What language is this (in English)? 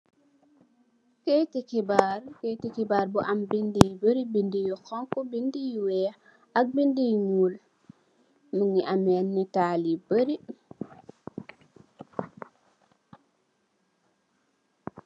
Wolof